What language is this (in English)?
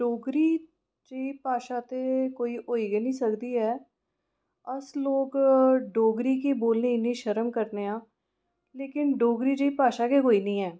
Dogri